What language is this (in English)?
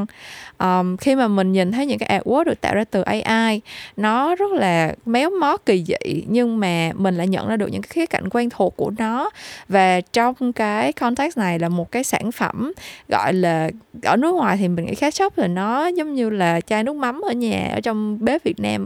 Vietnamese